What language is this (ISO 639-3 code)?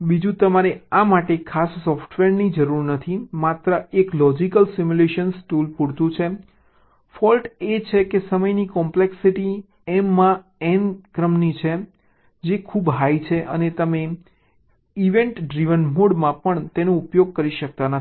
guj